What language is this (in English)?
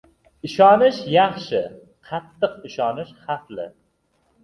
Uzbek